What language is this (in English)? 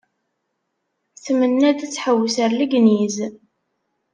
Kabyle